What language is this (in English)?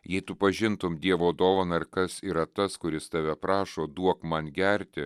Lithuanian